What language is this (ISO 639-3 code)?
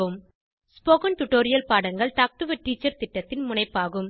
tam